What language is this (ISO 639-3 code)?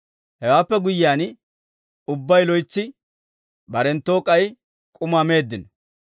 dwr